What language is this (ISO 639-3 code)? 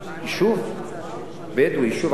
heb